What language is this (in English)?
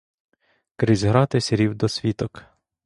Ukrainian